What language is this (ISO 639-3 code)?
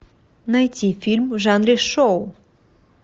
rus